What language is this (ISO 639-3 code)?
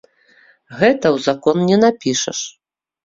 bel